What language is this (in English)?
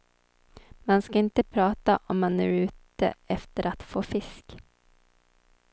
Swedish